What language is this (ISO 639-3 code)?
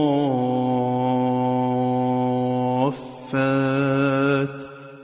ara